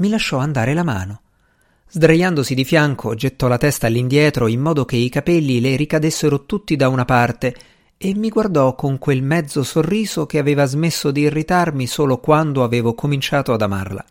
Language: Italian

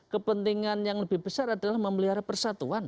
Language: Indonesian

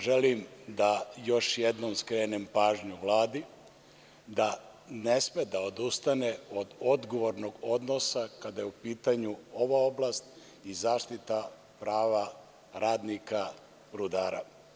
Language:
Serbian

